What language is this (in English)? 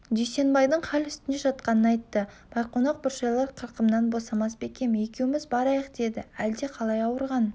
Kazakh